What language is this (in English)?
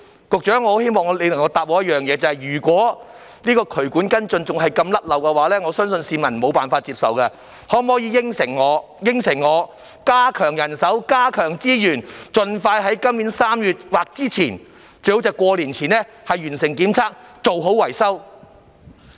Cantonese